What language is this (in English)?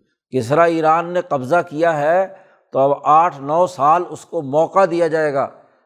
Urdu